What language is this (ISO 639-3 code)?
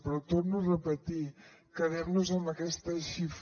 cat